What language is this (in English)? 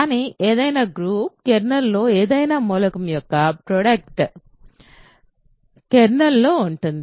Telugu